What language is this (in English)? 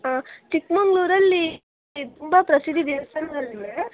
Kannada